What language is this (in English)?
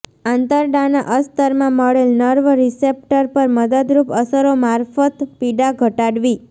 Gujarati